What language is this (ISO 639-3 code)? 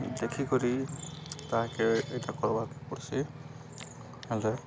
ori